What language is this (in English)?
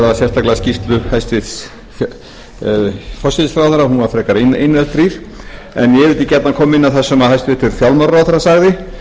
Icelandic